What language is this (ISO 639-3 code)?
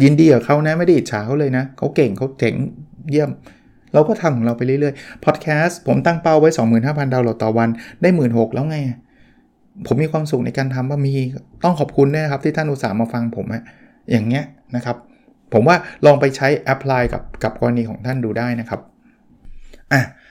tha